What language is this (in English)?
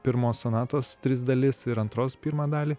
Lithuanian